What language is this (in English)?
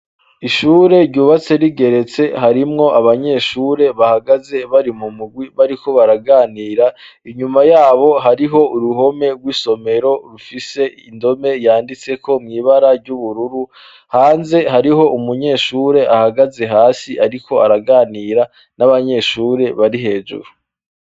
Rundi